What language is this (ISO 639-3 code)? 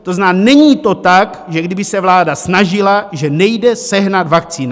ces